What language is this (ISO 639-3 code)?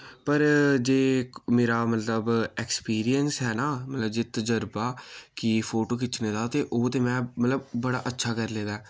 doi